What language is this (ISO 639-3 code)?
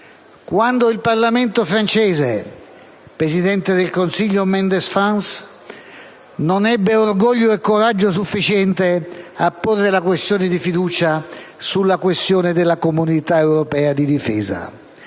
ita